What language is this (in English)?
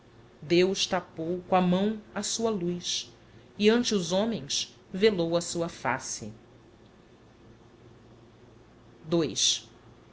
Portuguese